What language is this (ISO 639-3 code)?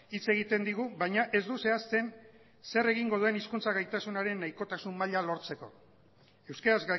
eus